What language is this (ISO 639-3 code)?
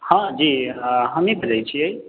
mai